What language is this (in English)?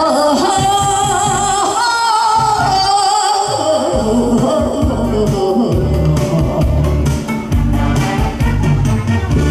Korean